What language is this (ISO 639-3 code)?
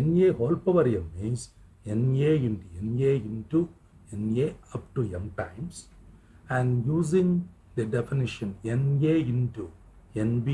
eng